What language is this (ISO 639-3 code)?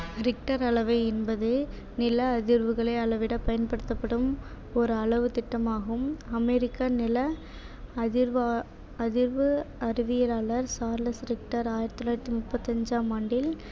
tam